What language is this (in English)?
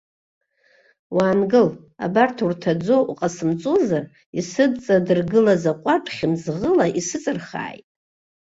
Abkhazian